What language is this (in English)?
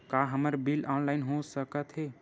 Chhattisgarhi